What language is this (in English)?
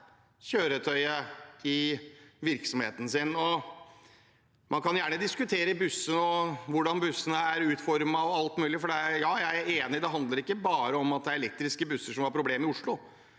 Norwegian